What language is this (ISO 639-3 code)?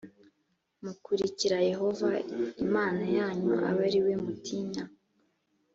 kin